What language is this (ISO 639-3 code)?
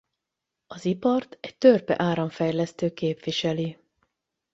hun